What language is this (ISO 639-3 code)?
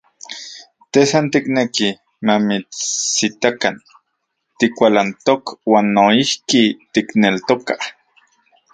ncx